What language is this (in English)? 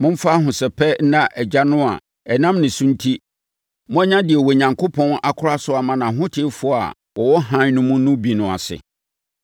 Akan